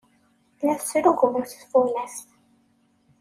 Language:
Kabyle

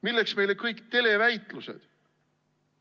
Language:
Estonian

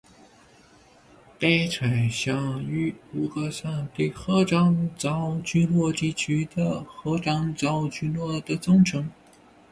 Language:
Chinese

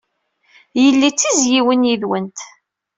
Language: Kabyle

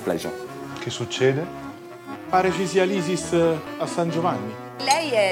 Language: Italian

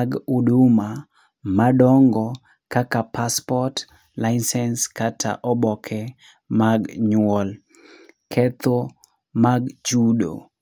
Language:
Luo (Kenya and Tanzania)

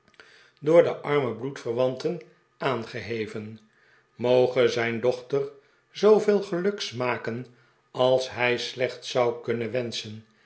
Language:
Dutch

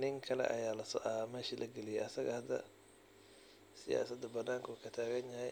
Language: Somali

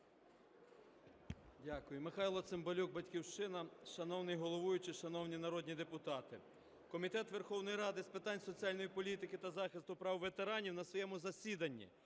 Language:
Ukrainian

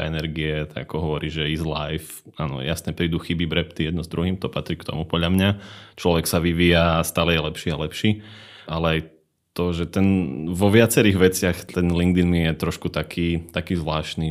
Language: Slovak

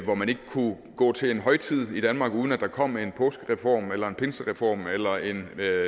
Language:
Danish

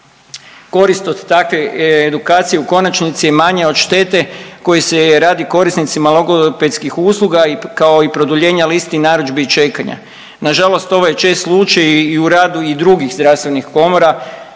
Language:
Croatian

